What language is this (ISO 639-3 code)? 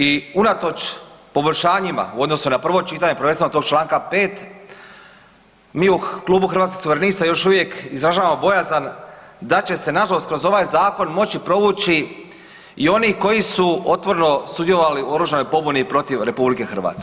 hrv